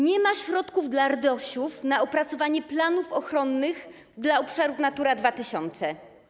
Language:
Polish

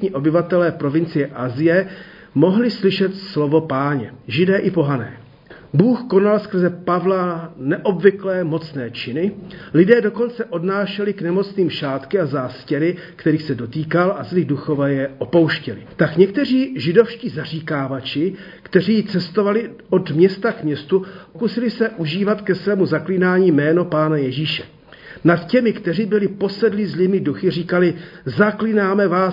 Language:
Czech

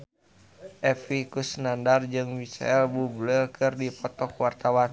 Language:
Sundanese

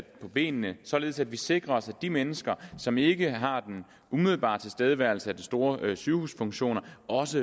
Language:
Danish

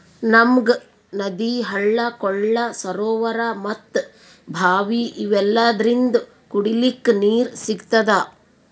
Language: Kannada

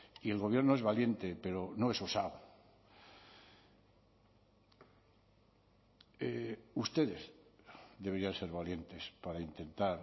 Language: Spanish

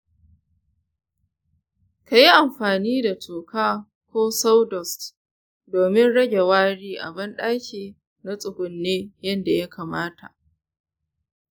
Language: Hausa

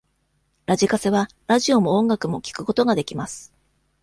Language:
Japanese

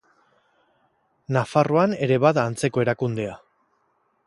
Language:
Basque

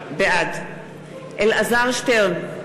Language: Hebrew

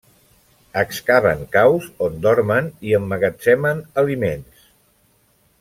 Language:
Catalan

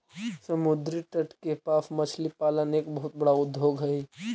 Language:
Magahi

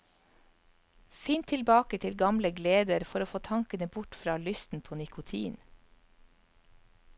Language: Norwegian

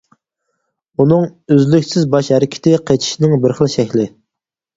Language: Uyghur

